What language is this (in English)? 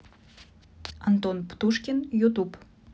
Russian